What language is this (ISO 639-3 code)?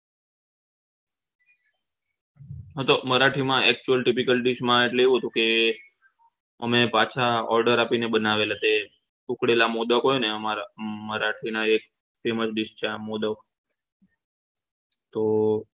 guj